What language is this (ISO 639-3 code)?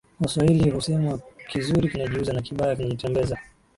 swa